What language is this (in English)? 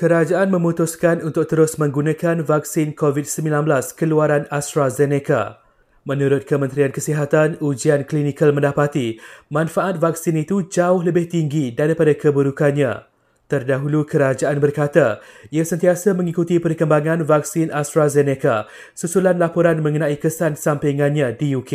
Malay